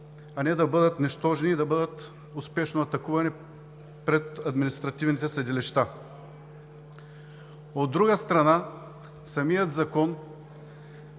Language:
Bulgarian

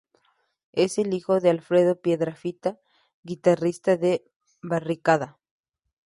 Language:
Spanish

